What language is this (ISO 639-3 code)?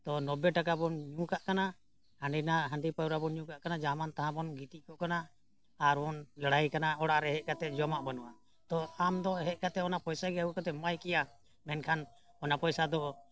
sat